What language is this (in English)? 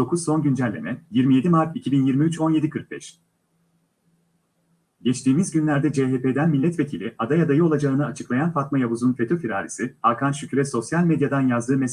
Turkish